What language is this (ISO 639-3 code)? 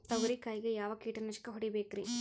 kan